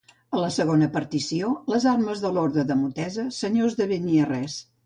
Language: Catalan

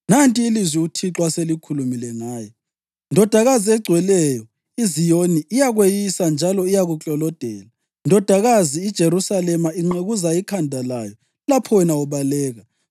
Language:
North Ndebele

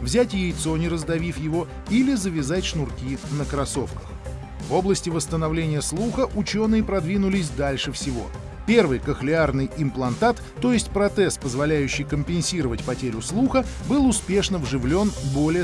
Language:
Russian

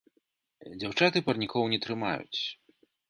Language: Belarusian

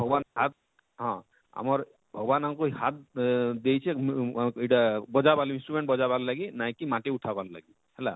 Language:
Odia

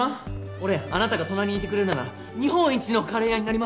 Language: Japanese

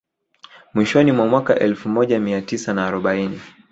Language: Swahili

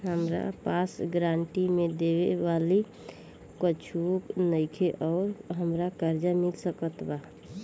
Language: Bhojpuri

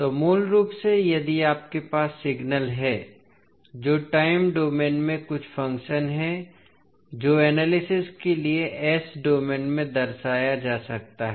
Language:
Hindi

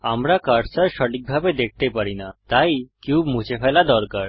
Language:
Bangla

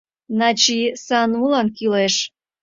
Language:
Mari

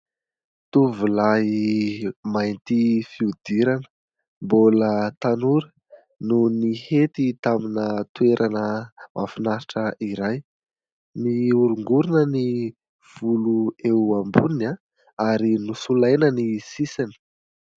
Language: Malagasy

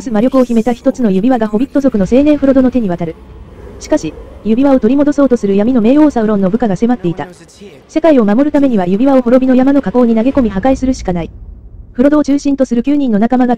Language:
Japanese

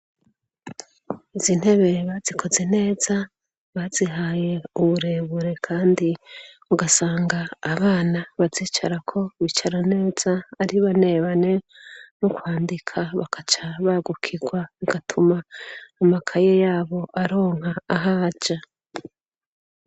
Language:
Rundi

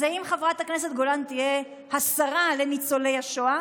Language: Hebrew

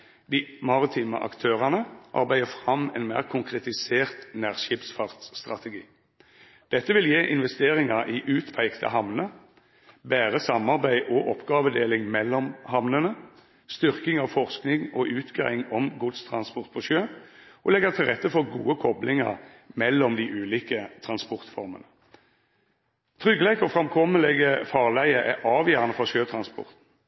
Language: Norwegian Nynorsk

